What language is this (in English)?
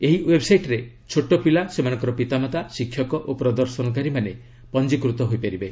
Odia